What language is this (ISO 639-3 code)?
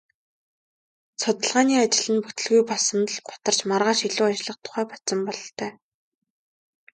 mon